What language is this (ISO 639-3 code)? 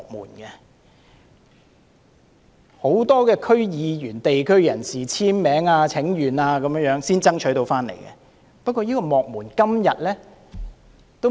yue